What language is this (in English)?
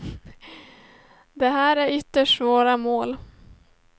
Swedish